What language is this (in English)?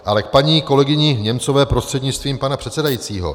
Czech